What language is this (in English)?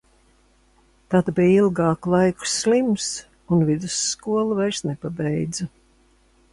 Latvian